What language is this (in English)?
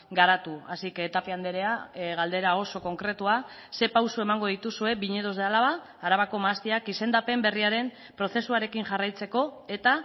Basque